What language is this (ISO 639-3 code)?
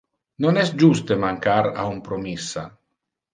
ina